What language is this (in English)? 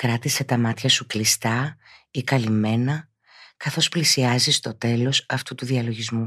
Greek